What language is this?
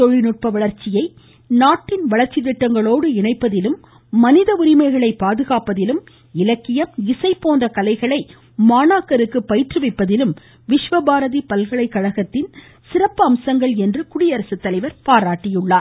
Tamil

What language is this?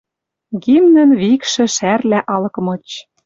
Western Mari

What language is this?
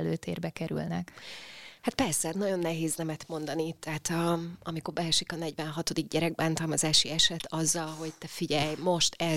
Hungarian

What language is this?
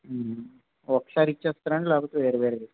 Telugu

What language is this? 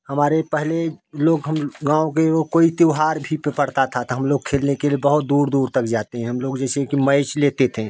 Hindi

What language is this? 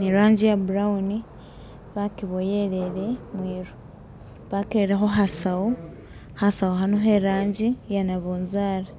Masaaba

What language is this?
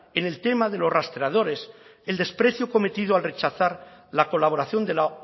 Spanish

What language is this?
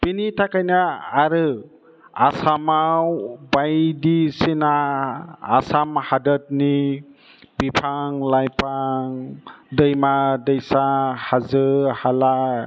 Bodo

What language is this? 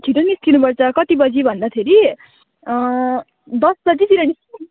Nepali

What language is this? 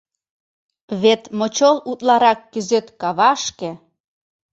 Mari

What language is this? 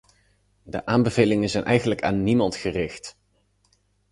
Dutch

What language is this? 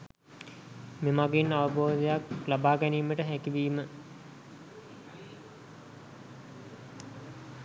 Sinhala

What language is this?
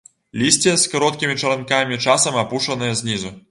Belarusian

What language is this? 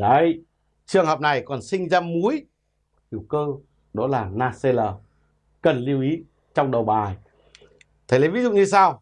Vietnamese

